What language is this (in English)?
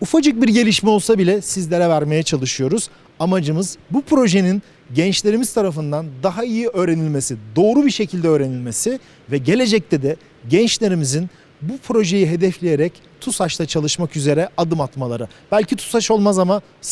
Turkish